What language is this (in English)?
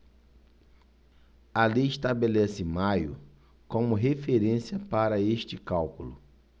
Portuguese